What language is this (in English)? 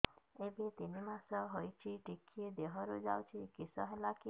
Odia